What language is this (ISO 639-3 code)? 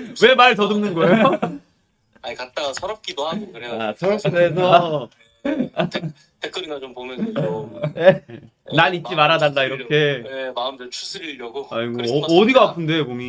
kor